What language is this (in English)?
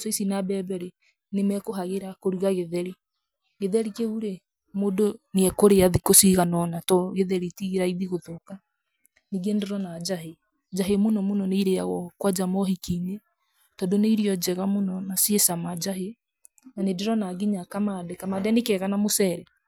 Kikuyu